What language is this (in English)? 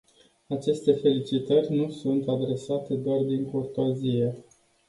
Romanian